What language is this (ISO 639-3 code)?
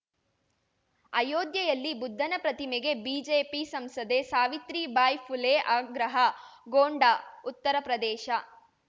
kan